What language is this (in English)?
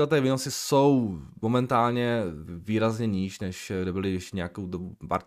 Czech